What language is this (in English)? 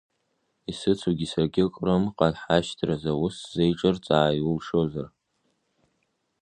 Abkhazian